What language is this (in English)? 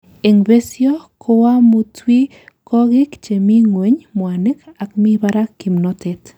Kalenjin